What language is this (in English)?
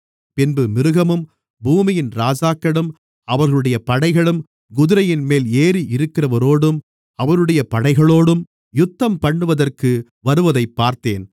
Tamil